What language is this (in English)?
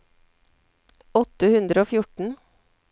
Norwegian